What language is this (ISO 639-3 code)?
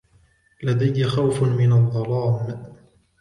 ara